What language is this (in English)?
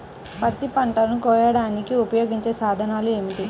Telugu